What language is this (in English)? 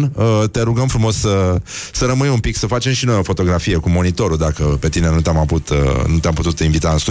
Romanian